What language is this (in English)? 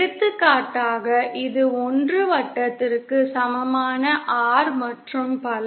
Tamil